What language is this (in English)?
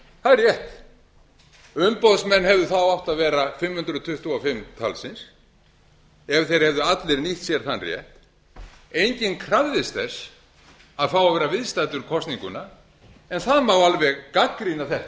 Icelandic